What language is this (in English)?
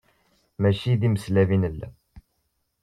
Kabyle